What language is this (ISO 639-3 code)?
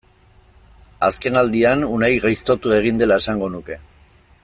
eus